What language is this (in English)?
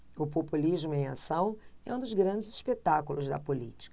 Portuguese